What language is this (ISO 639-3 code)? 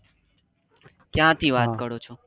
guj